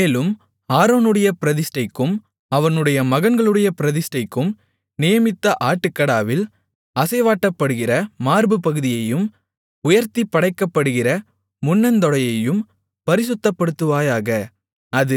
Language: Tamil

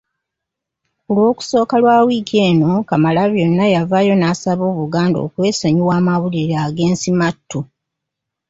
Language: Ganda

